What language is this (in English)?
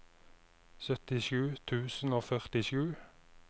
Norwegian